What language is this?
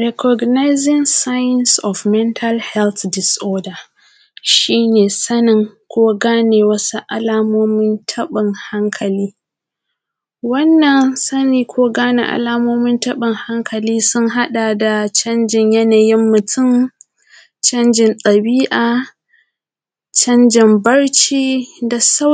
Hausa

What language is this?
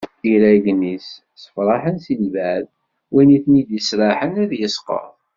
Kabyle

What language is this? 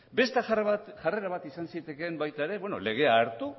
Basque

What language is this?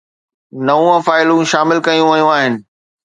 Sindhi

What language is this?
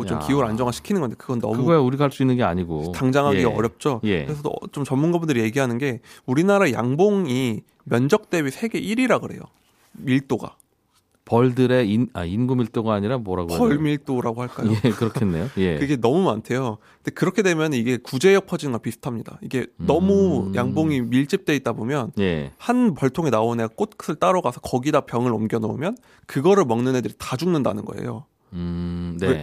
Korean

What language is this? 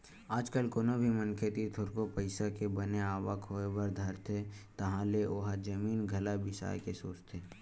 Chhattisgarhi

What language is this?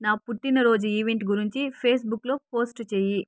Telugu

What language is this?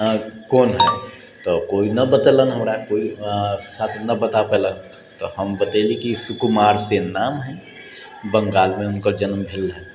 Maithili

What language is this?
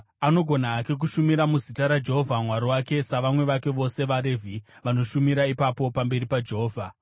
Shona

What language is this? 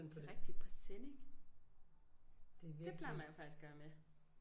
Danish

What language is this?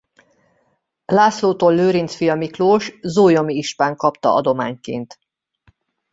Hungarian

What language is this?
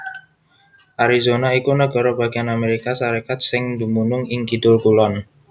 Javanese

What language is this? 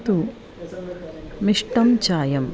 Sanskrit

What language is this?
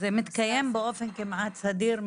Hebrew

